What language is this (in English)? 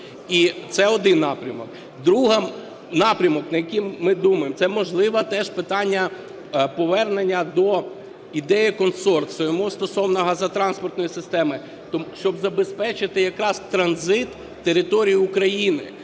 Ukrainian